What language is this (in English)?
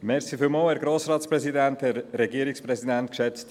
Swiss German